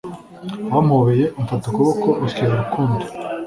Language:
Kinyarwanda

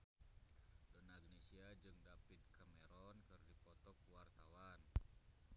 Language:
Sundanese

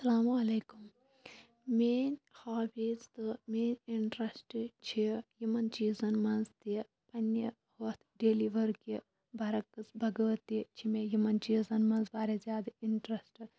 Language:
Kashmiri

